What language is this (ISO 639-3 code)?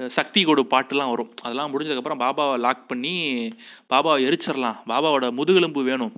tam